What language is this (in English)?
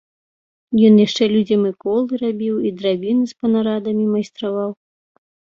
Belarusian